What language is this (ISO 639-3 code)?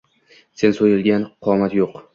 uzb